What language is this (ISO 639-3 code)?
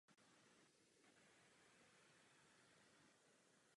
ces